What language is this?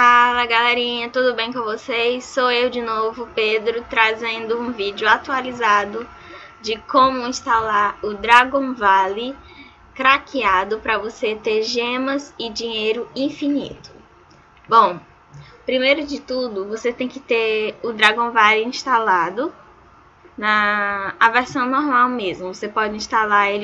Portuguese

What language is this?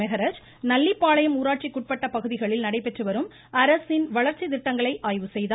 Tamil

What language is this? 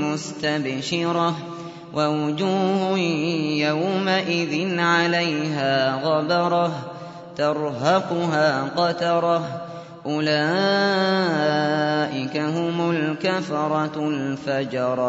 Arabic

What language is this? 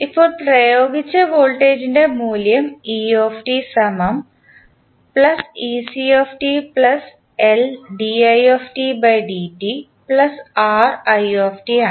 Malayalam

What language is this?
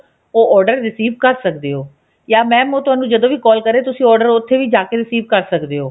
Punjabi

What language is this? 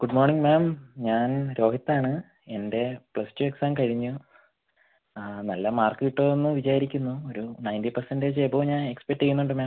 Malayalam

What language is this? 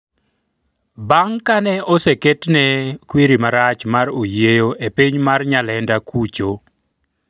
Luo (Kenya and Tanzania)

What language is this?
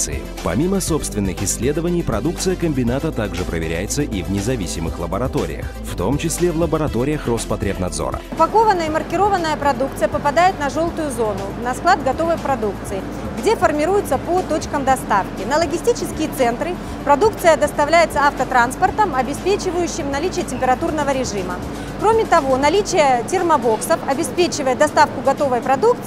Russian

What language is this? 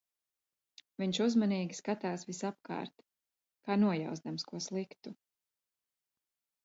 Latvian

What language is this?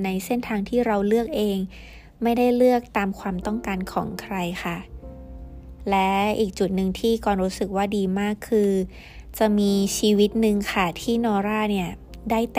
Thai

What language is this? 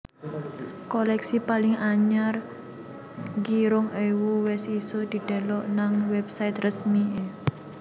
Javanese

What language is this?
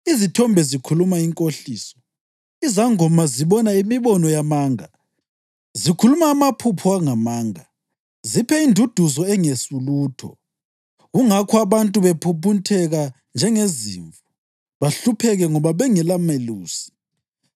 North Ndebele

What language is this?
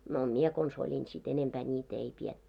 Finnish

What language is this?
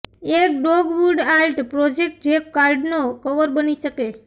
Gujarati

